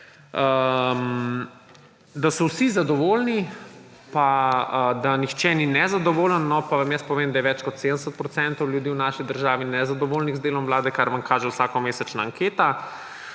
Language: Slovenian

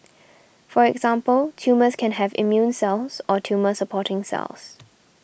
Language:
English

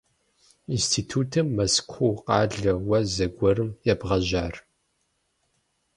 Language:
Kabardian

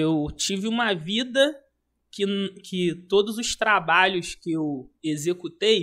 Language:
Portuguese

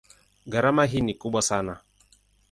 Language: Swahili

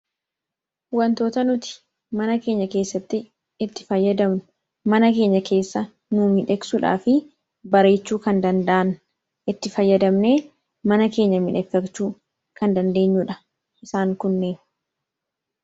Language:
Oromo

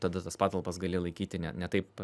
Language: Lithuanian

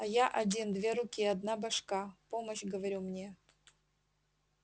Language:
Russian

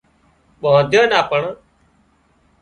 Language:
Wadiyara Koli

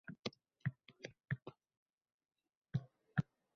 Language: Uzbek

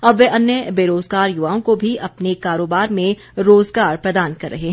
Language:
Hindi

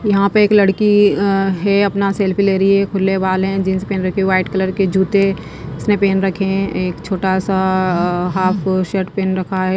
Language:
Hindi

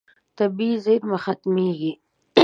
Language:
Pashto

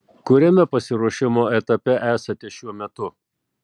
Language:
Lithuanian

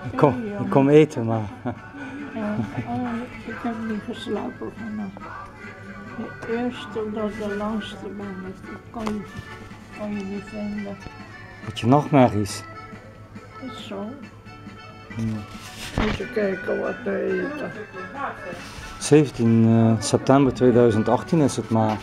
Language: Dutch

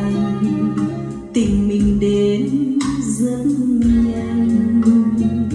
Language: Vietnamese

